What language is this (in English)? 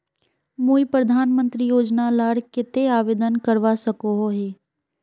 Magahi